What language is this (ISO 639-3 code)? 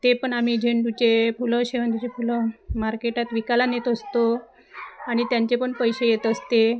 mar